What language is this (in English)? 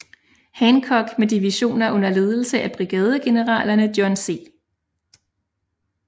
Danish